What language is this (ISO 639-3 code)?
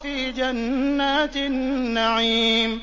ara